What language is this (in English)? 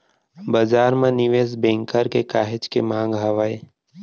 Chhattisgarhi